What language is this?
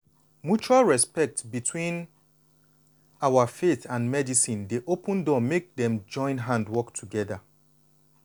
Nigerian Pidgin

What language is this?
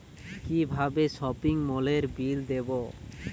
Bangla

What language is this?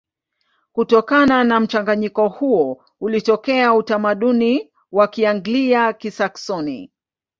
Swahili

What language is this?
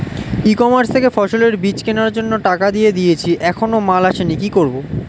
Bangla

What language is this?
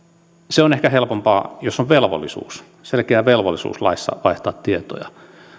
Finnish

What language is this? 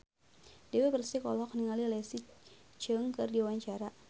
Sundanese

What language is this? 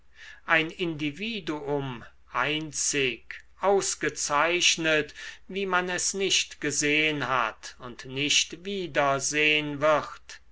German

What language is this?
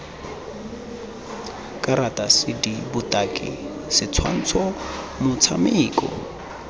Tswana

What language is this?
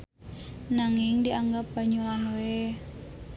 Sundanese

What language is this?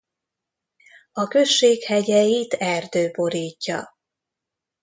Hungarian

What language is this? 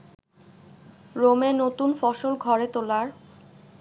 Bangla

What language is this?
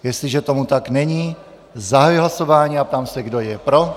Czech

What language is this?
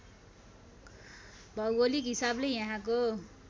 Nepali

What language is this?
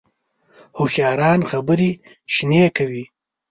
Pashto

